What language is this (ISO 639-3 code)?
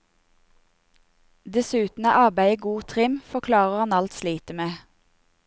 nor